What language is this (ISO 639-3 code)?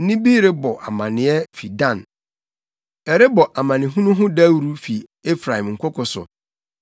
aka